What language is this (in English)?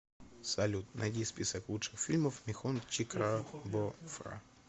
Russian